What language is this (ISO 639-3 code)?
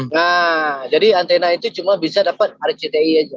ind